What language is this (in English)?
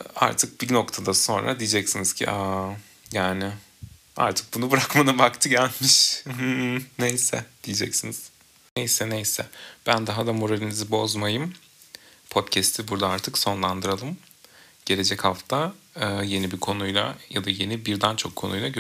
Turkish